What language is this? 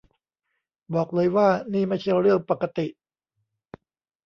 Thai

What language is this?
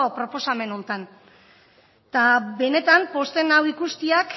Basque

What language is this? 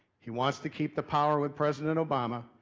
English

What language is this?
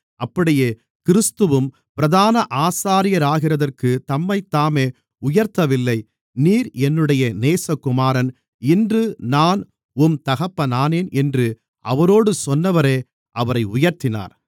Tamil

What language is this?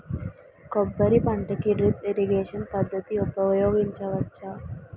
Telugu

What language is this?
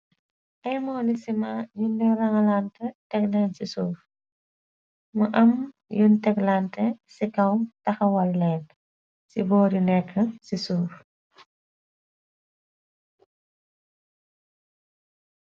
Wolof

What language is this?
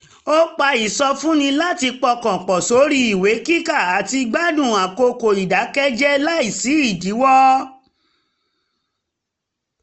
Yoruba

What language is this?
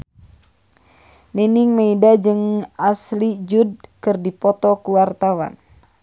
Sundanese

